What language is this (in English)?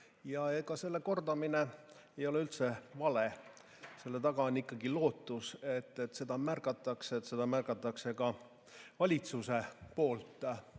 Estonian